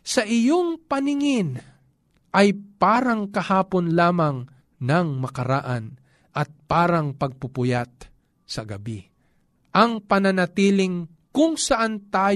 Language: Filipino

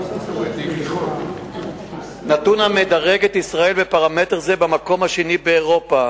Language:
Hebrew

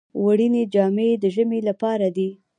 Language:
Pashto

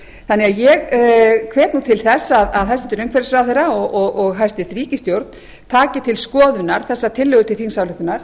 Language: Icelandic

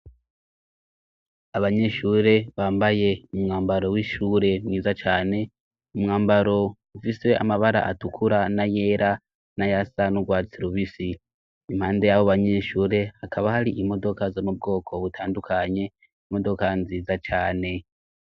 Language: Rundi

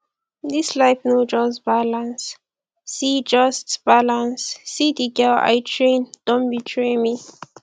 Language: Nigerian Pidgin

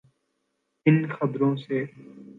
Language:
Urdu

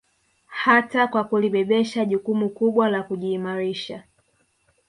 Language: Swahili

